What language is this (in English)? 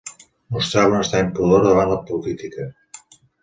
Catalan